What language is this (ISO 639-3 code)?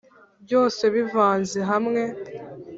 kin